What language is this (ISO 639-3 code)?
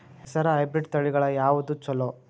kan